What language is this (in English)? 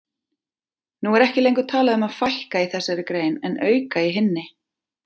Icelandic